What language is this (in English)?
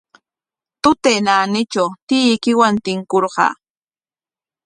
Corongo Ancash Quechua